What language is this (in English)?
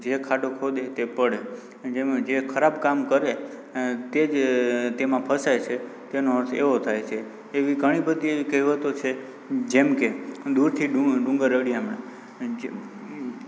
Gujarati